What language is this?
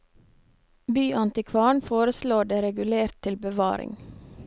Norwegian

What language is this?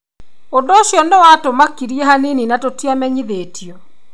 Kikuyu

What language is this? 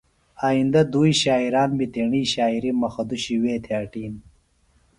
Phalura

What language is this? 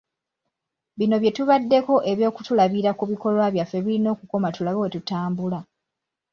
Ganda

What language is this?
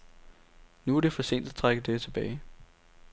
Danish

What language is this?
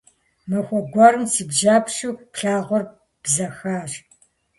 Kabardian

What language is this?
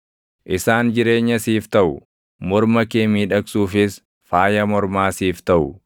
Oromo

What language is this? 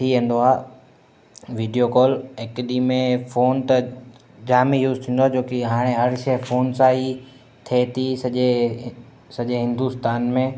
Sindhi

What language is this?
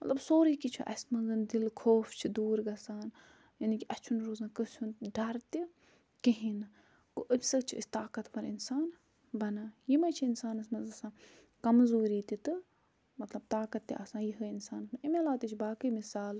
Kashmiri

